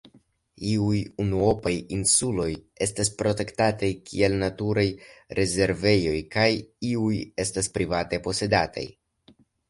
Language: Esperanto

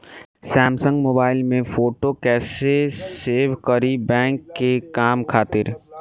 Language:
Bhojpuri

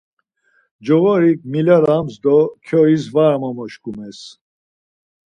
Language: Laz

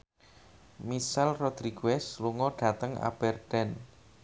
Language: Javanese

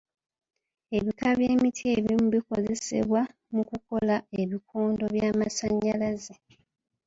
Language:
Ganda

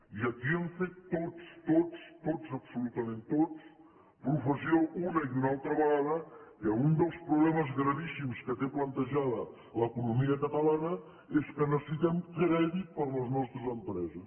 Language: Catalan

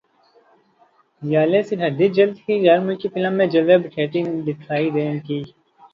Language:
Urdu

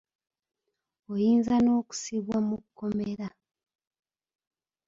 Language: Ganda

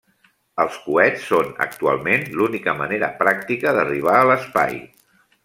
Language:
Catalan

